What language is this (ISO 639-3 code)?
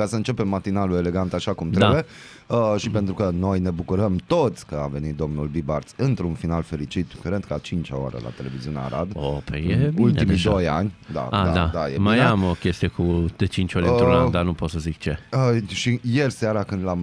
ron